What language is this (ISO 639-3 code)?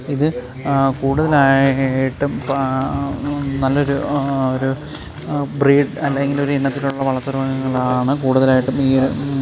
mal